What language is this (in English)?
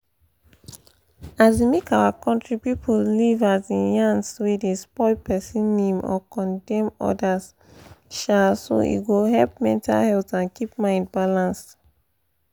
Nigerian Pidgin